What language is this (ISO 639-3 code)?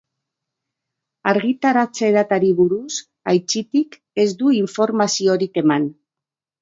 eus